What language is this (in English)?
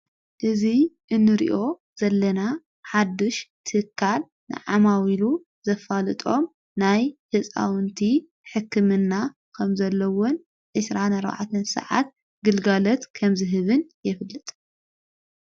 Tigrinya